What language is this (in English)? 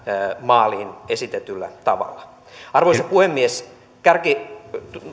Finnish